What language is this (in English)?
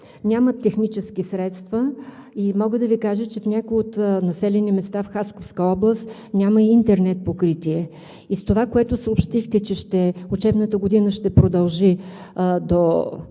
Bulgarian